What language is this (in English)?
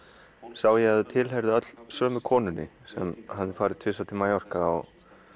Icelandic